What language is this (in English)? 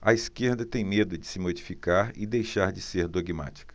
Portuguese